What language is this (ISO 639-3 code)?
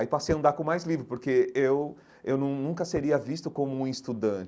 por